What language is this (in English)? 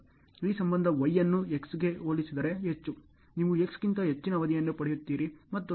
Kannada